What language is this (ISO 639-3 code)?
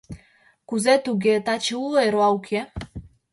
chm